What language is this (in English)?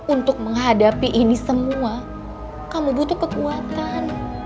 Indonesian